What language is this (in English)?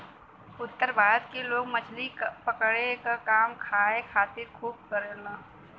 Bhojpuri